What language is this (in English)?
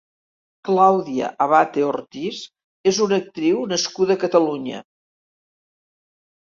Catalan